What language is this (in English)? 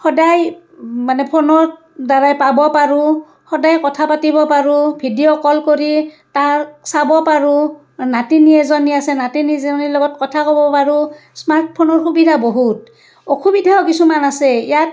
Assamese